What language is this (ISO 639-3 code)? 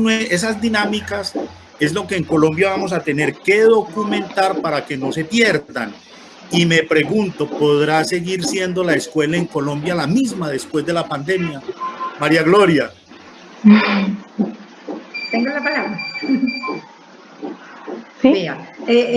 spa